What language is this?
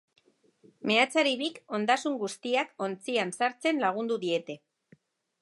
Basque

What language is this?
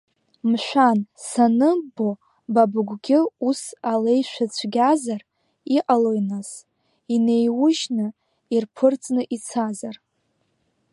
Abkhazian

